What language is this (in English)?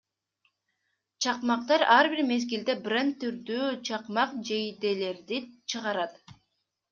Kyrgyz